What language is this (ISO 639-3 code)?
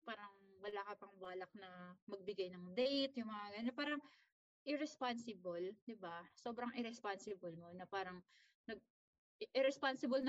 fil